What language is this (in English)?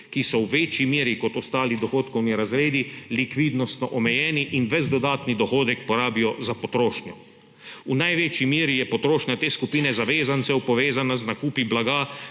Slovenian